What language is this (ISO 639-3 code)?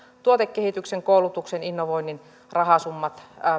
fin